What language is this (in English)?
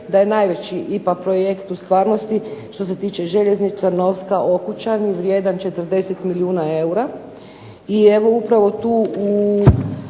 Croatian